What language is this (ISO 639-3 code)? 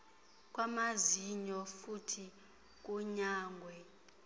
xho